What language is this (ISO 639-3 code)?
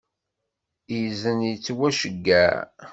kab